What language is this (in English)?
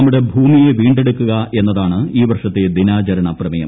Malayalam